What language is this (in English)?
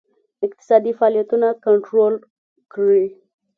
Pashto